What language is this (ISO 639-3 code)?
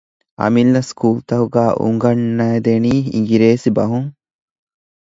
div